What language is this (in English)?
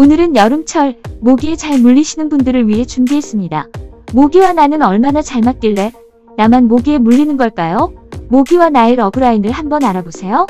Korean